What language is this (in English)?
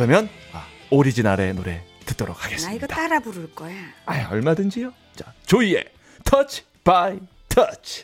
Korean